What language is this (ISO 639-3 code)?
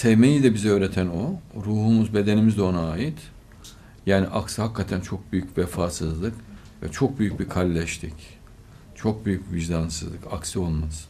tur